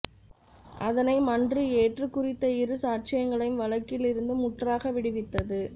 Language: Tamil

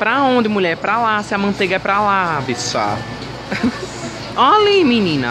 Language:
Portuguese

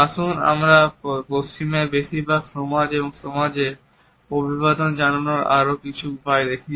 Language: Bangla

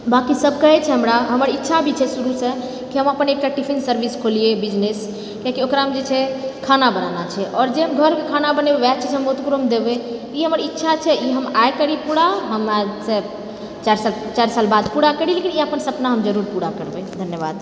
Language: Maithili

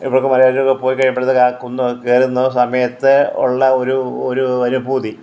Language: Malayalam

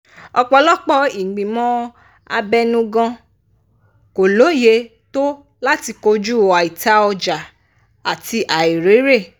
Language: Yoruba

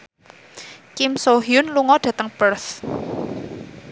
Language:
Javanese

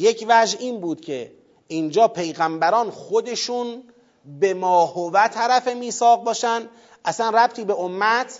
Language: Persian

